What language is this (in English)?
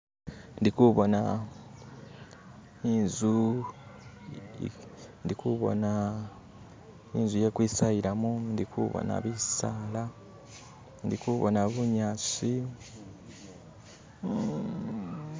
Masaaba